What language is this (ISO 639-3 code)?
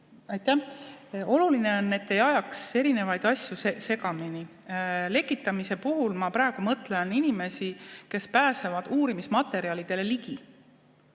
est